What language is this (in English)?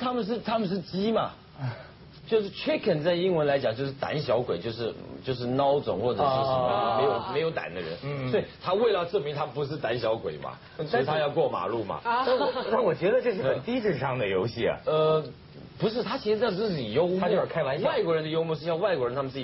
Chinese